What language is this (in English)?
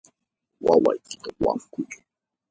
Yanahuanca Pasco Quechua